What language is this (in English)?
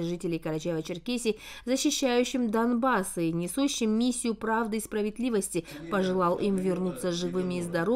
Russian